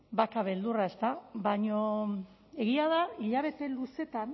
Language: Basque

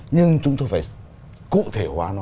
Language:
Vietnamese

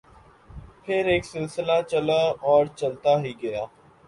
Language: Urdu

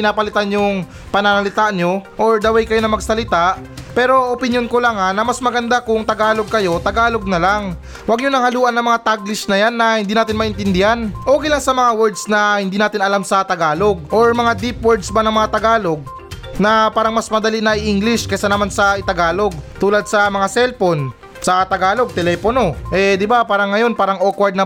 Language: Filipino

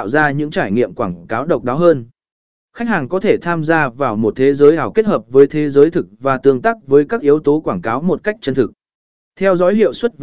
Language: Vietnamese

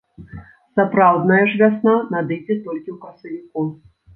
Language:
Belarusian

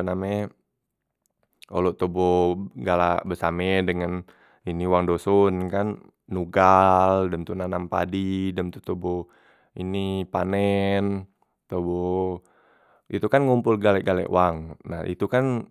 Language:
Musi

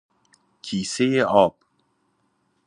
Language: Persian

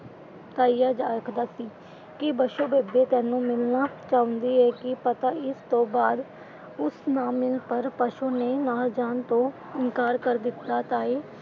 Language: Punjabi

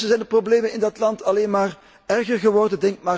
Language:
Dutch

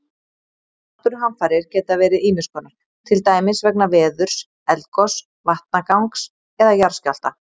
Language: Icelandic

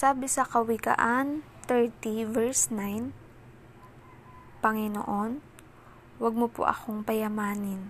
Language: Filipino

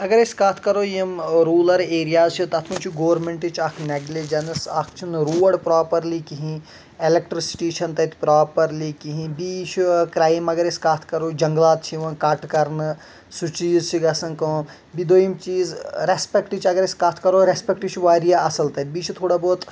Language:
Kashmiri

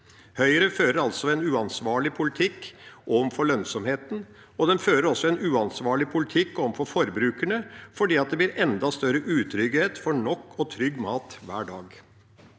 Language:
Norwegian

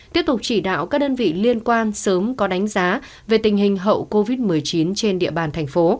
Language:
Vietnamese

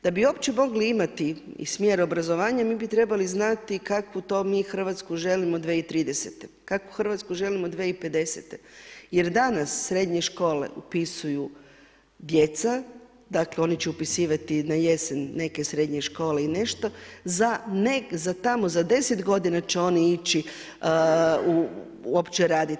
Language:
Croatian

